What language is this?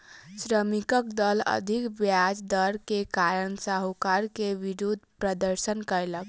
Maithili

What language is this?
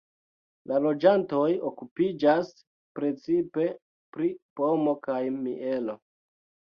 Esperanto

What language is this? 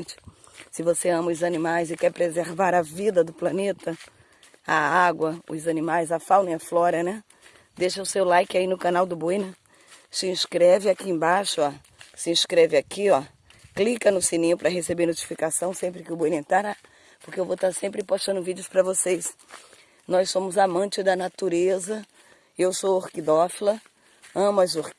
Portuguese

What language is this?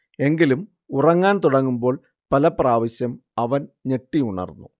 Malayalam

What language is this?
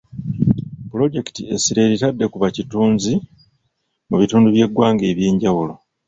Ganda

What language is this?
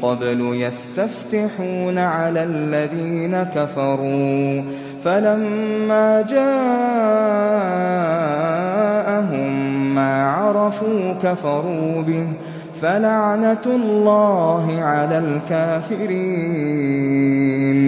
Arabic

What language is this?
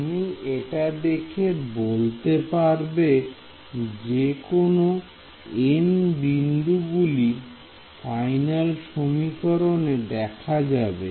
Bangla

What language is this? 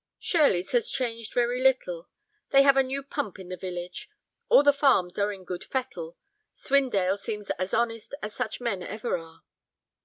English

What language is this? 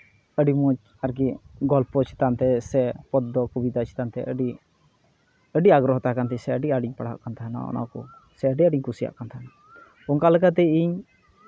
Santali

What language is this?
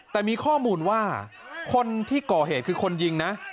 Thai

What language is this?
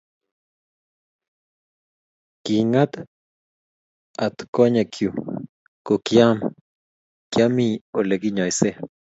Kalenjin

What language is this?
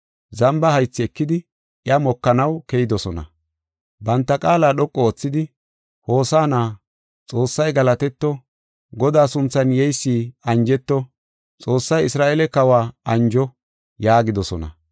Gofa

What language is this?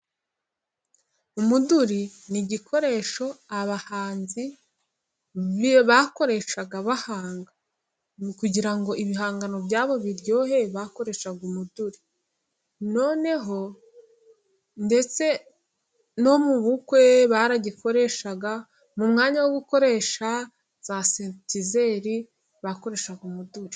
Kinyarwanda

